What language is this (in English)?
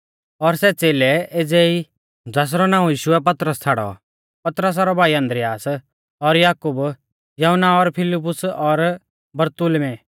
Mahasu Pahari